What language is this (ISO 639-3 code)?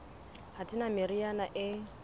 sot